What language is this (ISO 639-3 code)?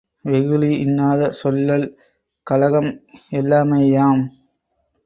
tam